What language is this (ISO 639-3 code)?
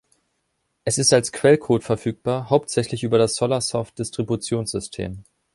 deu